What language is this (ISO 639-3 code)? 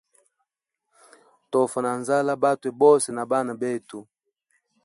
hem